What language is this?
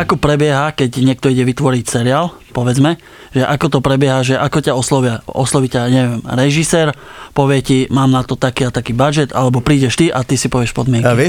Slovak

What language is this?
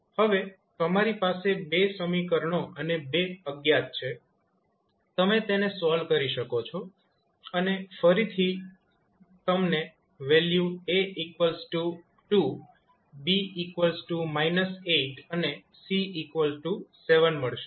Gujarati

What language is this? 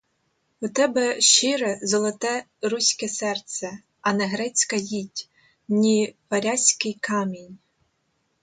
Ukrainian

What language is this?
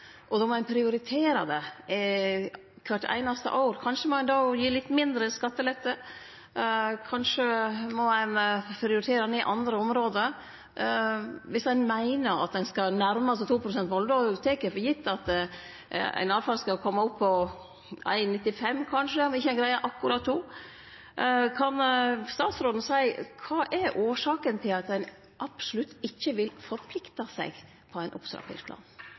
Norwegian Nynorsk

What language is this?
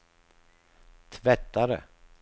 Swedish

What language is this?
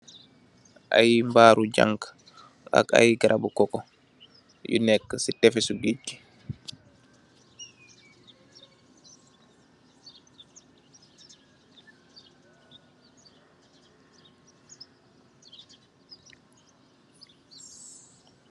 Wolof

